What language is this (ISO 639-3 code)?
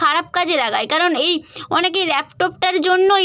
ben